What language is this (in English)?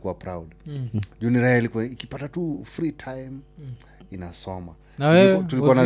Swahili